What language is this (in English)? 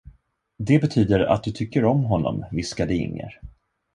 Swedish